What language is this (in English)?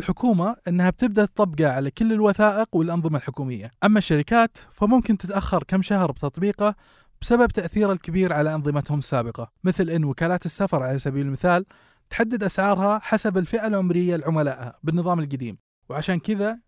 Arabic